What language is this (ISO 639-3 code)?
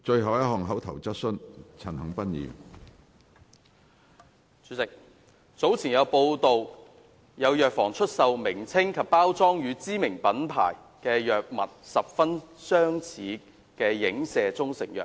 yue